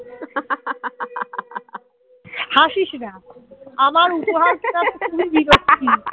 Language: Bangla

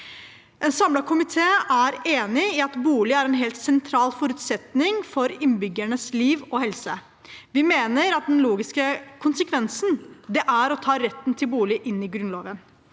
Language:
Norwegian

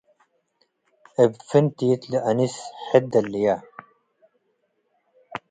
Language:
Tigre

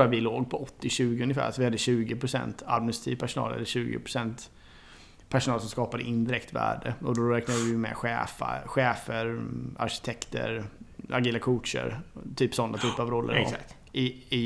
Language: Swedish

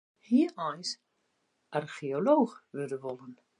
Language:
Western Frisian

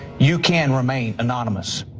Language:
English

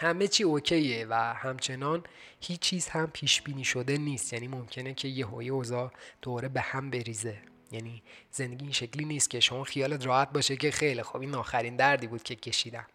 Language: Persian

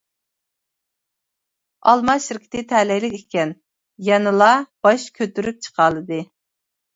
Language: Uyghur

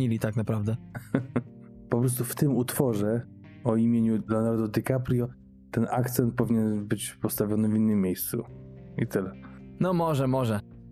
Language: Polish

